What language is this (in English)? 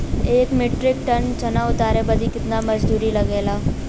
Bhojpuri